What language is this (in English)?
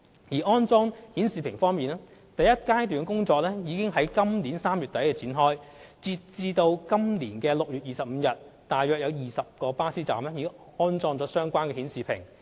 Cantonese